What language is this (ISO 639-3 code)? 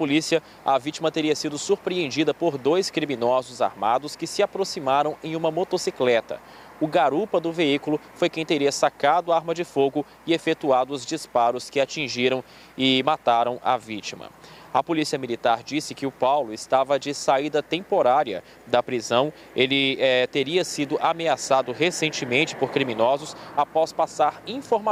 por